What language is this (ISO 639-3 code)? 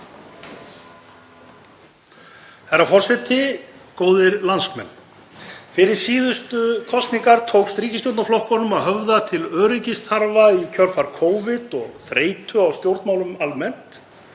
isl